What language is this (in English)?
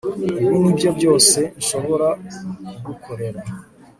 Kinyarwanda